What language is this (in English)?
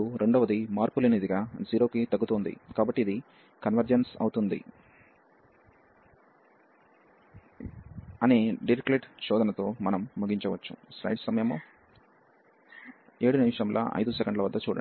Telugu